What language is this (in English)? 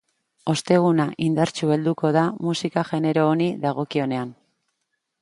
Basque